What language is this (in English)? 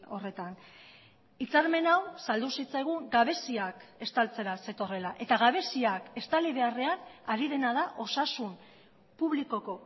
Basque